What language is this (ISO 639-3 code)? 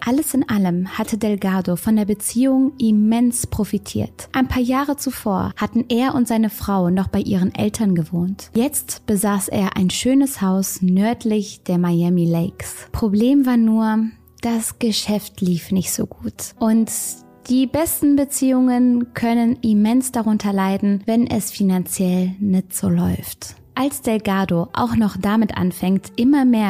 deu